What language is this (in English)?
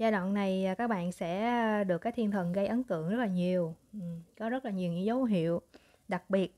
Vietnamese